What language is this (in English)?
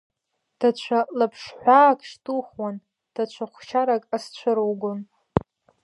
Abkhazian